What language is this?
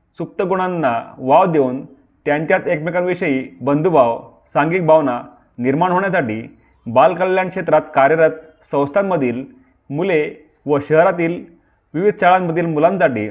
Marathi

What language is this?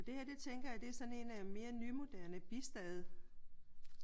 Danish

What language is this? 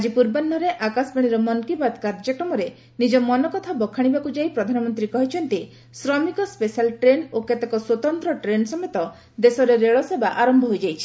Odia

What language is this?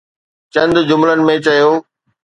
Sindhi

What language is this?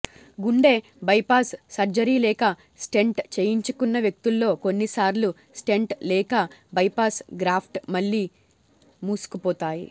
Telugu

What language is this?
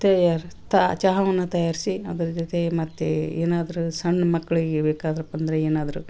Kannada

